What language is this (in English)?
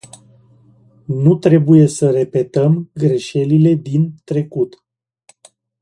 Romanian